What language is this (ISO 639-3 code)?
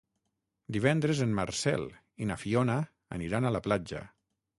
cat